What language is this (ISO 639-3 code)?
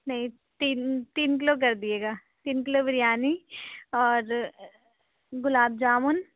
urd